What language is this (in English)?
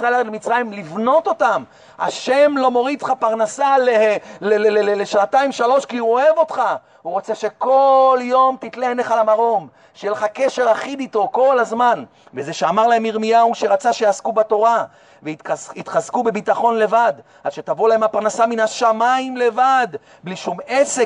Hebrew